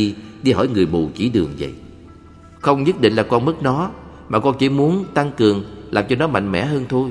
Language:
Vietnamese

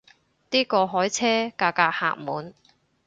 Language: Cantonese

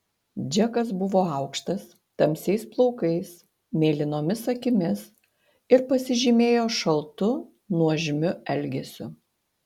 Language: Lithuanian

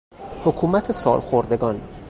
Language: Persian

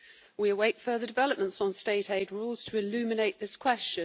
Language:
English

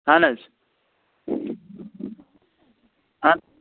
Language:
Kashmiri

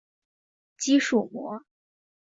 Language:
Chinese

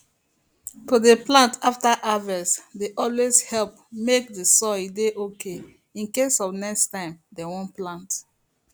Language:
Nigerian Pidgin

